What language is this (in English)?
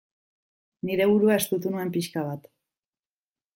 Basque